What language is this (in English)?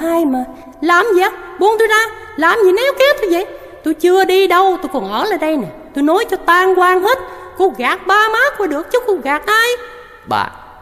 Vietnamese